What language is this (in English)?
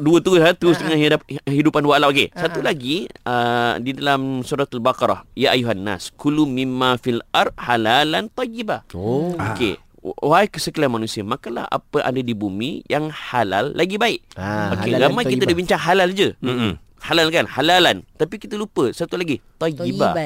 Malay